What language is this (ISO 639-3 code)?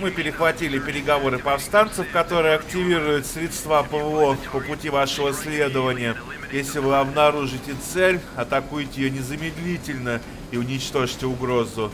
rus